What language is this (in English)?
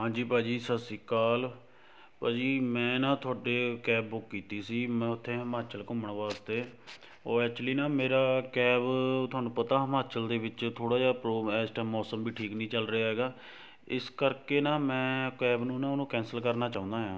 Punjabi